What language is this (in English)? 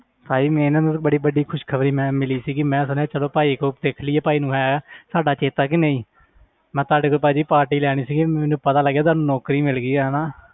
Punjabi